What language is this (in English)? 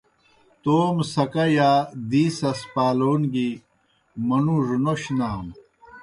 Kohistani Shina